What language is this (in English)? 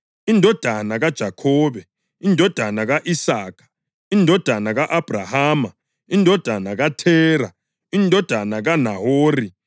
North Ndebele